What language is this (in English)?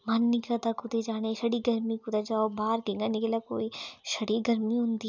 Dogri